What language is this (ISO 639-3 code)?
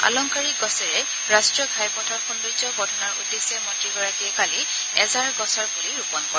asm